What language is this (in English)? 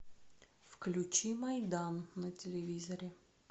Russian